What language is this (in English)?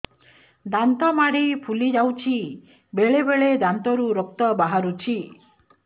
Odia